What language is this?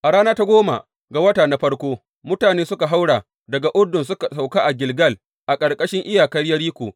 Hausa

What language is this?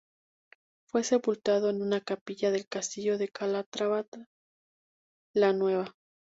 Spanish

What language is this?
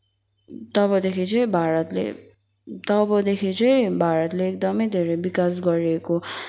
Nepali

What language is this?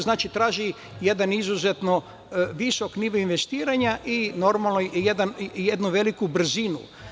Serbian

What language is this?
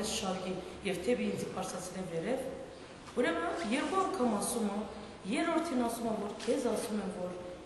Romanian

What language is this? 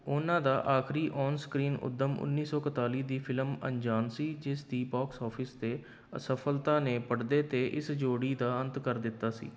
Punjabi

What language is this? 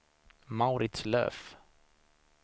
Swedish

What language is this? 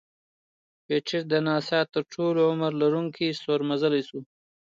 Pashto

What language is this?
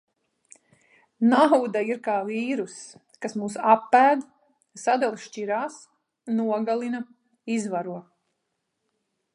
Latvian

